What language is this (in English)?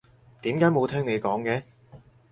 Cantonese